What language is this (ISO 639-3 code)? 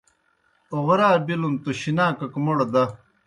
plk